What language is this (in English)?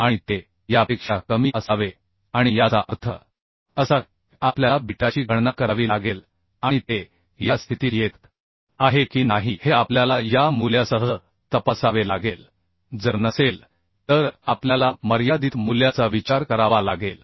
Marathi